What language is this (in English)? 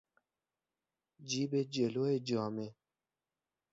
Persian